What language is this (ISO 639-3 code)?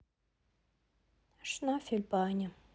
rus